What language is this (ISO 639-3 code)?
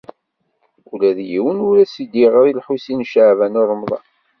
kab